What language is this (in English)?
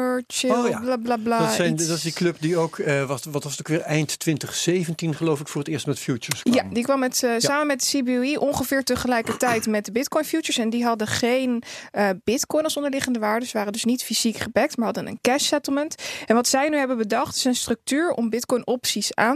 Dutch